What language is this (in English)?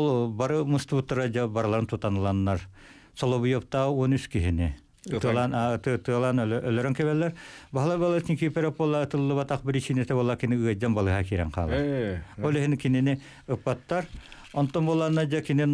Turkish